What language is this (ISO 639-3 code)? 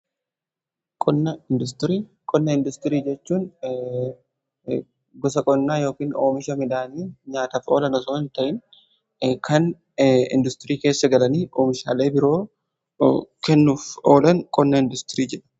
orm